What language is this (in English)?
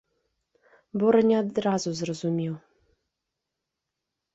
Belarusian